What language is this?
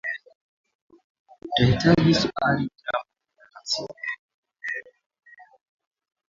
Swahili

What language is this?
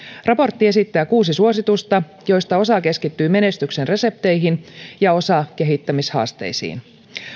Finnish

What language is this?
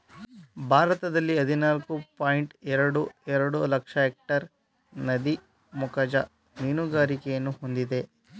Kannada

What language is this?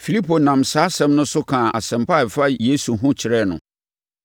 Akan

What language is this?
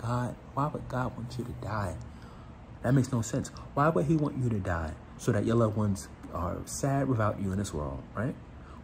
English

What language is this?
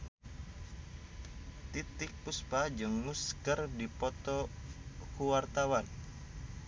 Sundanese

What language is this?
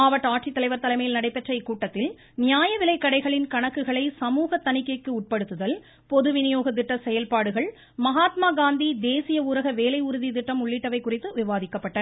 Tamil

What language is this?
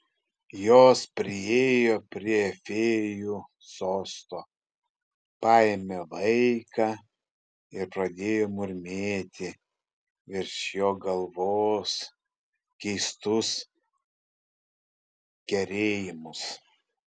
Lithuanian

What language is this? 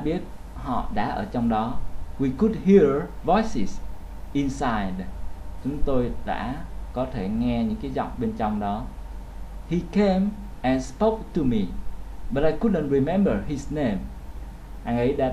Vietnamese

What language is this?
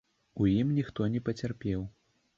Belarusian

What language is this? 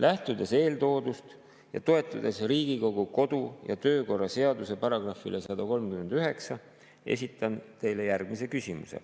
Estonian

